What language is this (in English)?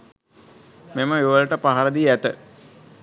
Sinhala